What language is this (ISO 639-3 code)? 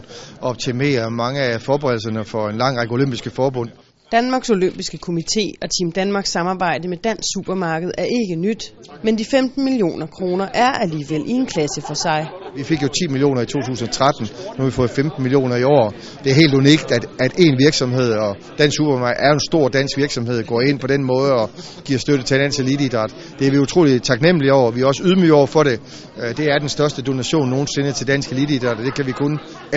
dan